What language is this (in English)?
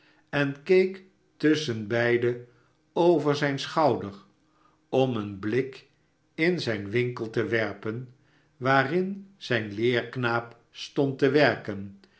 Dutch